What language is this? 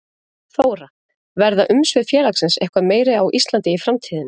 Icelandic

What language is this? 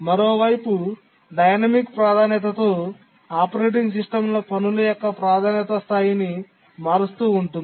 Telugu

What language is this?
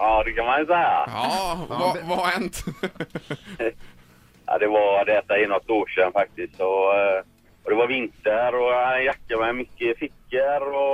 Swedish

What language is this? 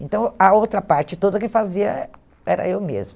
Portuguese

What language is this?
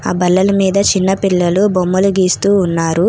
Telugu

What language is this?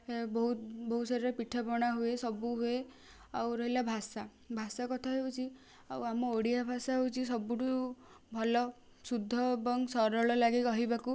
Odia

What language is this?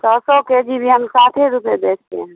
Urdu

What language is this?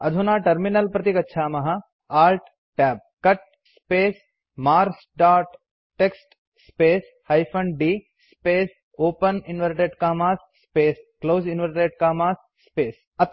Sanskrit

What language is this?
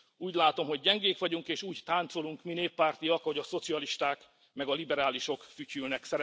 Hungarian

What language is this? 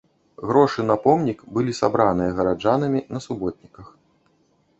Belarusian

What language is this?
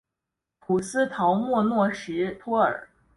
Chinese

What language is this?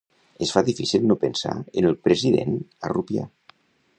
Catalan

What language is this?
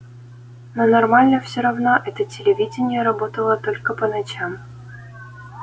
Russian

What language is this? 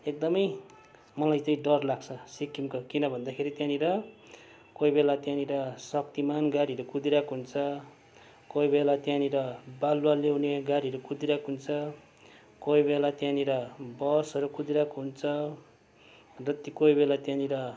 Nepali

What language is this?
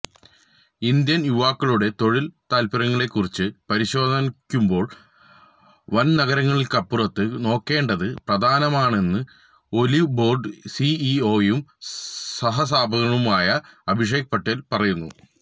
Malayalam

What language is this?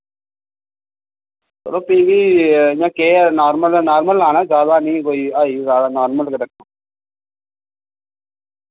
Dogri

